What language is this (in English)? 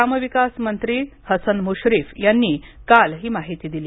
Marathi